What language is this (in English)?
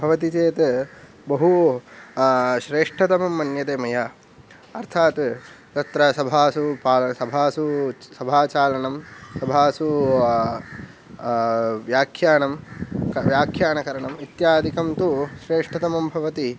Sanskrit